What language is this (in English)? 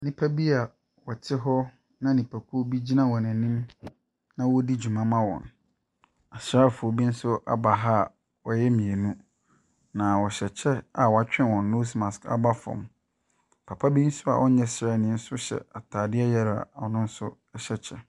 Akan